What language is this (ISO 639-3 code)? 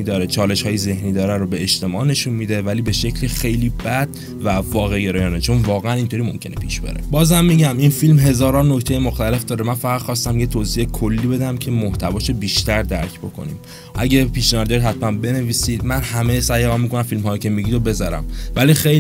fas